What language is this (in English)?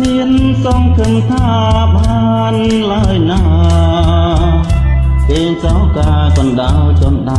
Khmer